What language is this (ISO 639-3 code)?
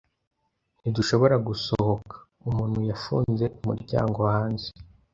kin